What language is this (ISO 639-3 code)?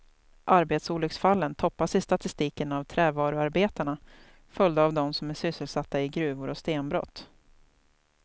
swe